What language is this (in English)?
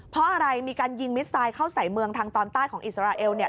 Thai